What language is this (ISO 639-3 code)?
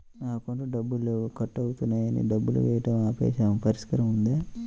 tel